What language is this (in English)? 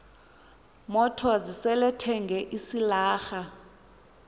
Xhosa